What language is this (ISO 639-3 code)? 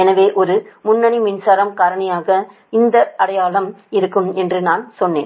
tam